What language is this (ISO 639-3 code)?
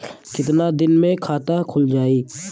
bho